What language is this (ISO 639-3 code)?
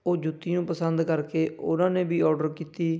pan